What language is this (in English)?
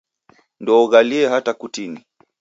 Taita